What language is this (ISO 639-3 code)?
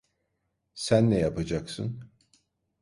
tur